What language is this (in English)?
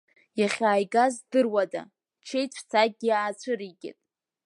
Abkhazian